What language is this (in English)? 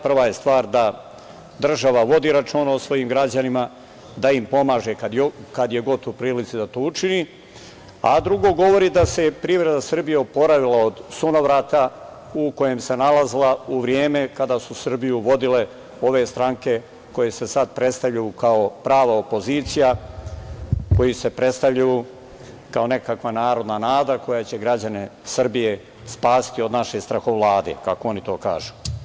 Serbian